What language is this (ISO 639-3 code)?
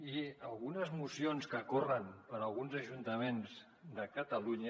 cat